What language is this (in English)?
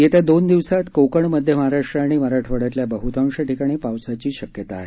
Marathi